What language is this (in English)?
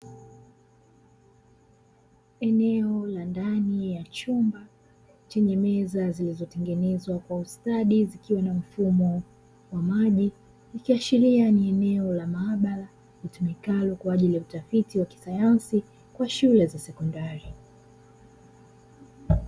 Swahili